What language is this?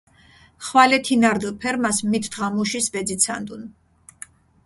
Mingrelian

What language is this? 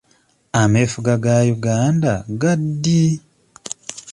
Ganda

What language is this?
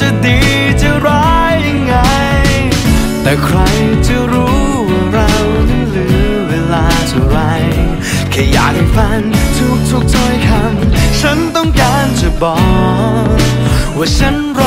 Thai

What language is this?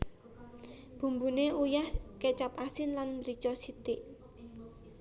Javanese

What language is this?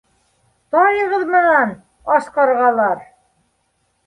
Bashkir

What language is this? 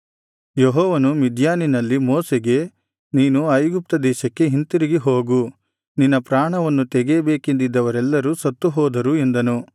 Kannada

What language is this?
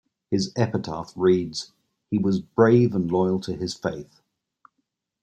English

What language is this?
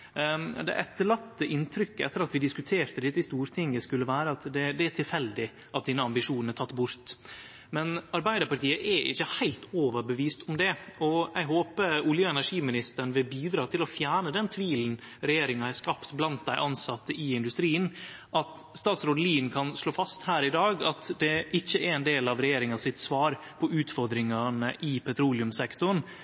Norwegian Nynorsk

